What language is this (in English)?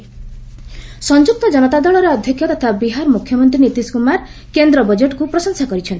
Odia